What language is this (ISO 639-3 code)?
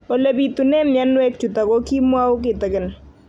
kln